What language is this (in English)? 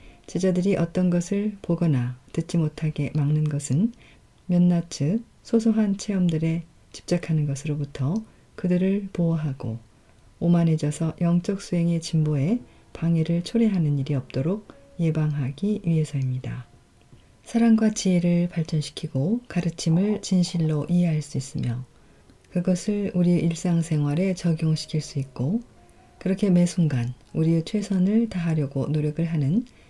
Korean